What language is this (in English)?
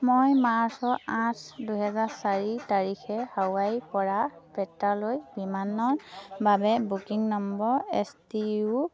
Assamese